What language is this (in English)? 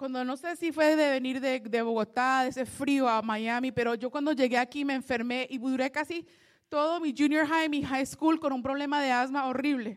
Spanish